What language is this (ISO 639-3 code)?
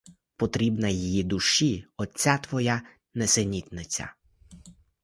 ukr